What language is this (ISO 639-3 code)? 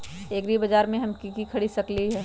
mag